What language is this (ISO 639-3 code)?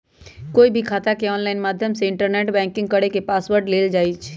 mag